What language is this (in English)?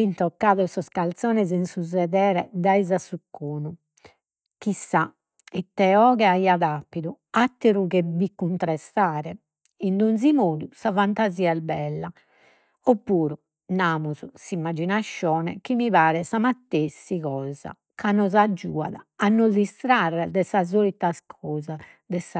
Sardinian